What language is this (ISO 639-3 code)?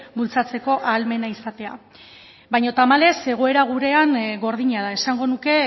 eus